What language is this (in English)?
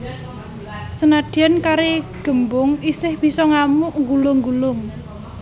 Javanese